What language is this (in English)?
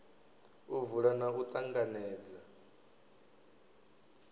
Venda